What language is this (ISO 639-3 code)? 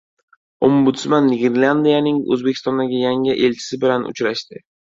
uzb